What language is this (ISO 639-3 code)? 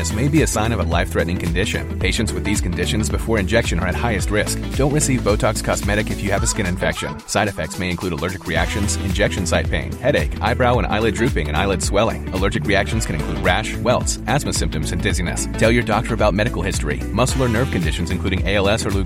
fas